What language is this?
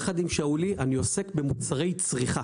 Hebrew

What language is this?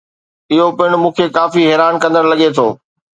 Sindhi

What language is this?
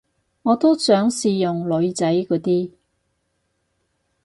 Cantonese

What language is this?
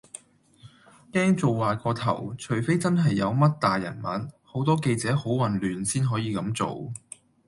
Cantonese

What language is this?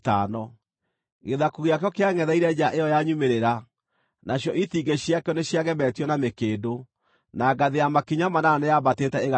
Kikuyu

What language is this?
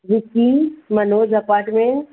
Sindhi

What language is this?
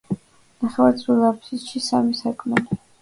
Georgian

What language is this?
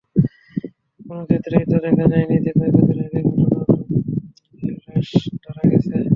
Bangla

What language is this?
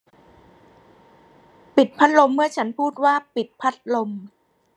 Thai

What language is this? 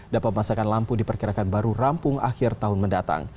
Indonesian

